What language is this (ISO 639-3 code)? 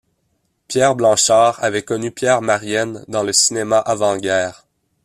fra